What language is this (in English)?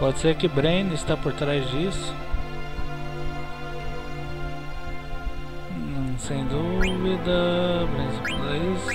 Portuguese